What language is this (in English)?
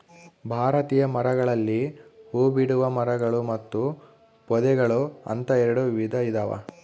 Kannada